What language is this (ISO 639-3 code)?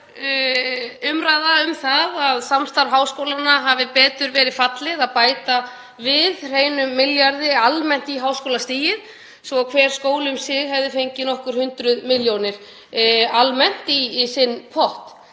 isl